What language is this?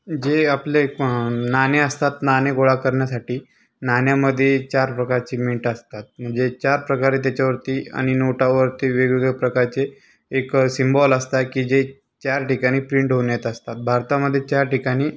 Marathi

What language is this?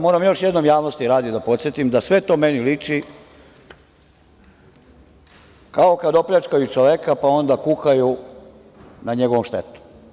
Serbian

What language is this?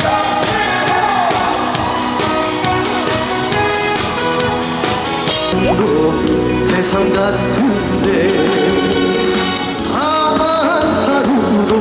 Korean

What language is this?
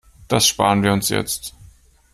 German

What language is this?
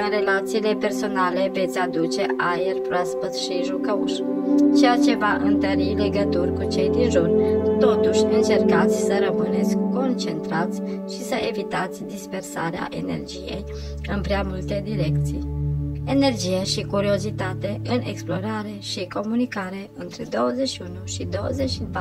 Romanian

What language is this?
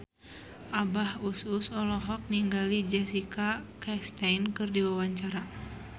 Sundanese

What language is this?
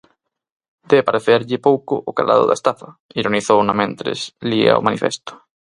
Galician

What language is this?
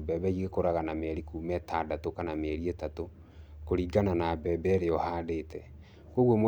Kikuyu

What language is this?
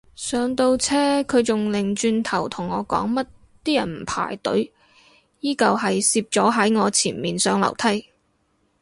Cantonese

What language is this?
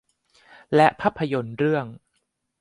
Thai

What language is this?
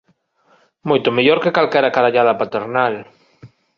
Galician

